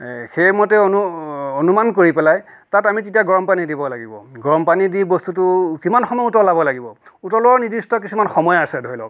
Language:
Assamese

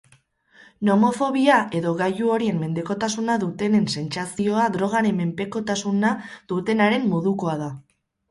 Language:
Basque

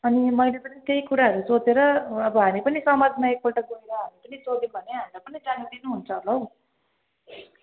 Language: Nepali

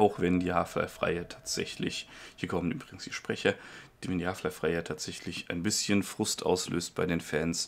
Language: German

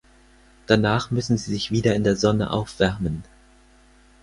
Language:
German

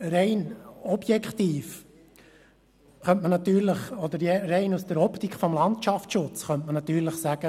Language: Swiss German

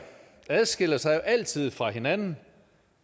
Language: Danish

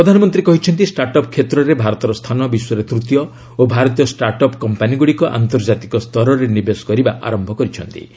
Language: Odia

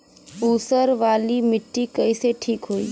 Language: Bhojpuri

